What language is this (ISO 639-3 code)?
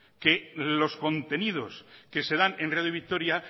spa